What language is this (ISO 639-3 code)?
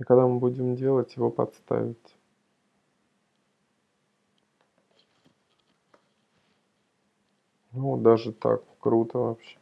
rus